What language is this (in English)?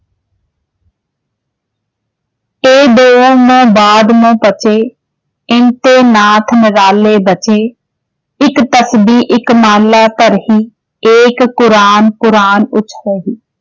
Punjabi